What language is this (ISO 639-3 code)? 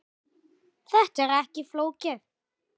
isl